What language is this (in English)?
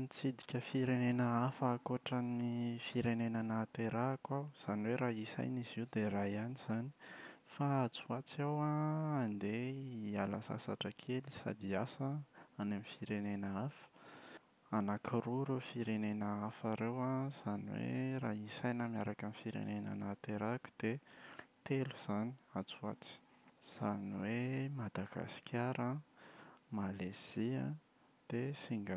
Malagasy